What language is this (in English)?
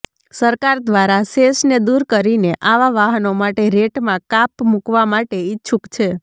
Gujarati